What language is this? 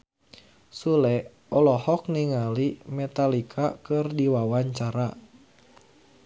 Sundanese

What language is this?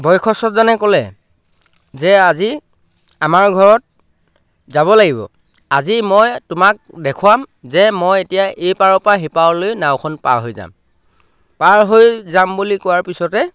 Assamese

